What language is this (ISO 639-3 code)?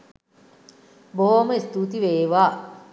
sin